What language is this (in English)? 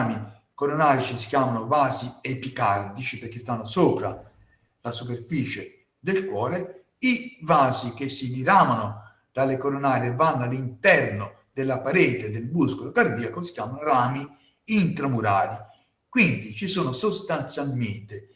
Italian